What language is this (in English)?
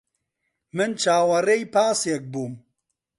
Central Kurdish